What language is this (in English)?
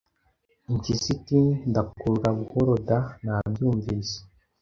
Kinyarwanda